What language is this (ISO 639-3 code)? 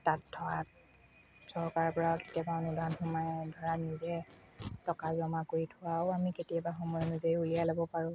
asm